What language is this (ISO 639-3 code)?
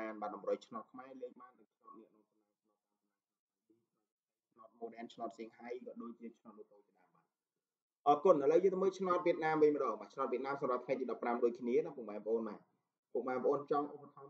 tha